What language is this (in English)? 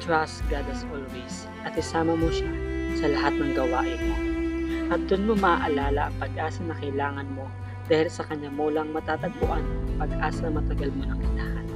Filipino